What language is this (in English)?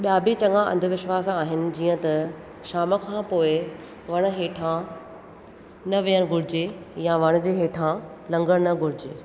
Sindhi